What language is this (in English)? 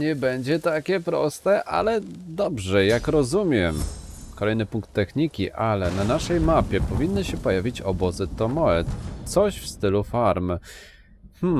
Polish